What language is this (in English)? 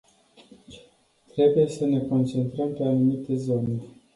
Romanian